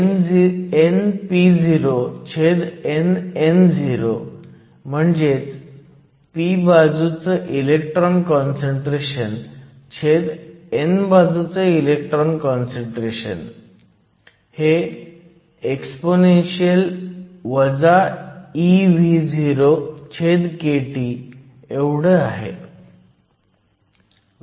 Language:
Marathi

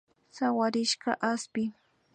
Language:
Imbabura Highland Quichua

